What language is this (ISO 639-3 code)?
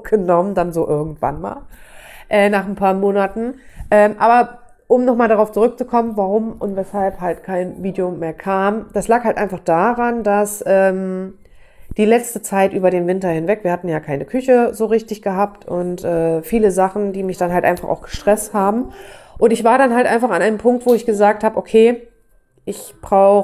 deu